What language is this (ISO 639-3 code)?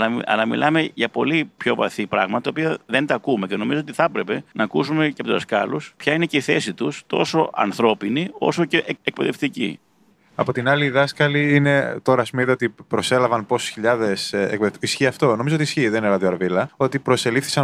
ell